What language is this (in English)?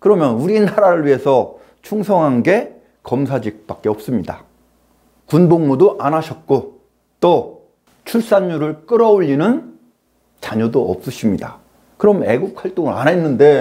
Korean